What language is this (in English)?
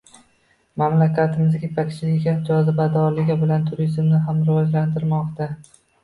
Uzbek